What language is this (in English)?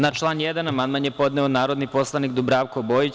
Serbian